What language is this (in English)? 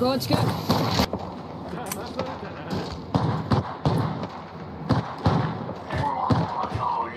Japanese